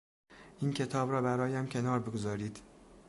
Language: Persian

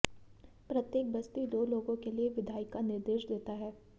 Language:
Hindi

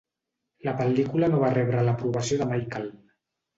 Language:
Catalan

